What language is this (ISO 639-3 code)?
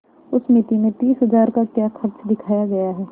hin